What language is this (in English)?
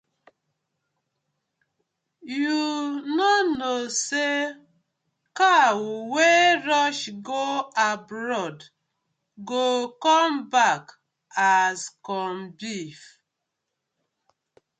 Nigerian Pidgin